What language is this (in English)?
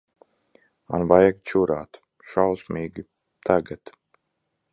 Latvian